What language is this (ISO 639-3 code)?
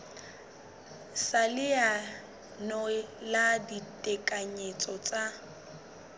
sot